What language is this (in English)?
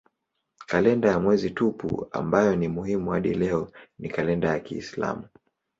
Swahili